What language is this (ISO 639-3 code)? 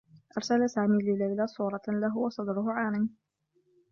ara